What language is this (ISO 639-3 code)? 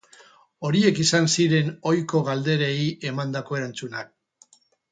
eus